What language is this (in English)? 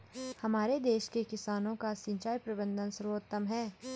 Hindi